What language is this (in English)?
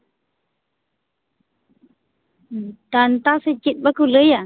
Santali